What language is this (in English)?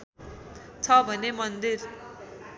Nepali